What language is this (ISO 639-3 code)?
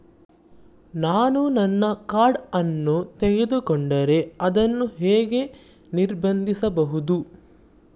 kan